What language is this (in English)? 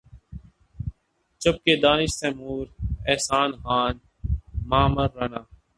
Urdu